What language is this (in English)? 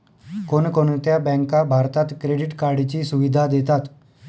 Marathi